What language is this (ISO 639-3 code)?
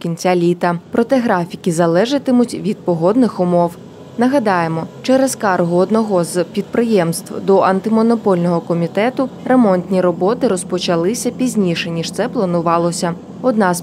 ukr